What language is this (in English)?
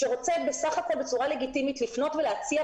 Hebrew